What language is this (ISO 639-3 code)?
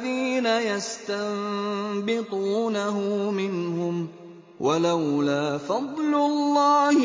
ara